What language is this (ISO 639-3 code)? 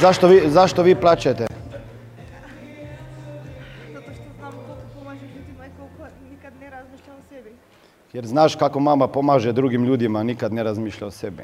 hrv